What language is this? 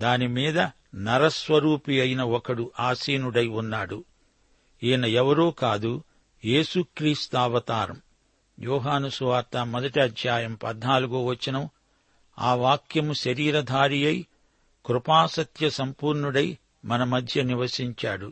Telugu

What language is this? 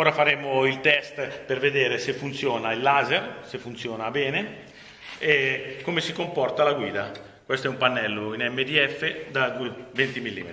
Italian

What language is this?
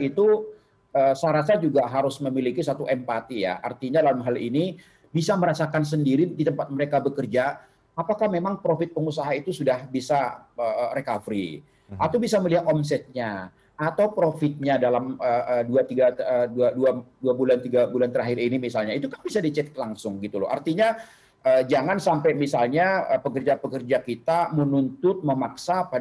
Indonesian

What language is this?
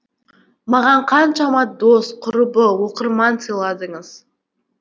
Kazakh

